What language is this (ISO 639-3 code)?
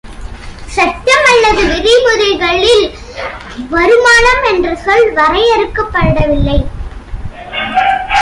tam